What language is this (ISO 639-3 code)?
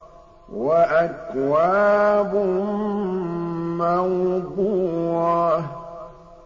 ara